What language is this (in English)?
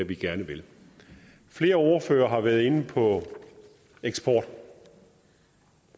Danish